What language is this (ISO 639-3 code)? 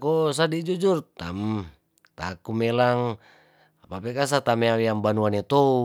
tdn